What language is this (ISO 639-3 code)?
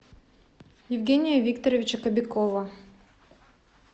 rus